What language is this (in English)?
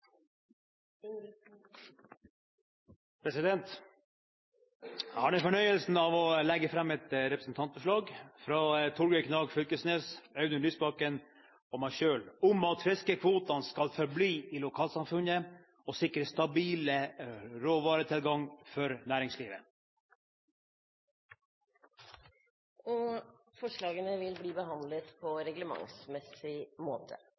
Norwegian